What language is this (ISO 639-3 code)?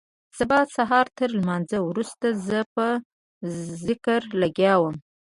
pus